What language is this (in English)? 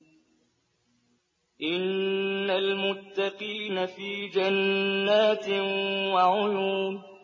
Arabic